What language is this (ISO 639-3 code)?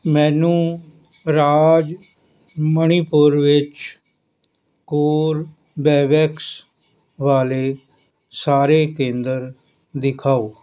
pan